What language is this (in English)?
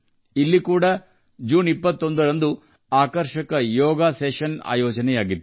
Kannada